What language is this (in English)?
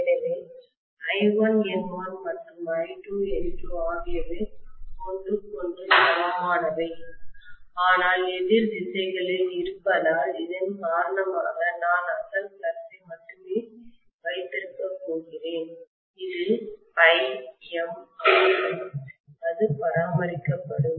Tamil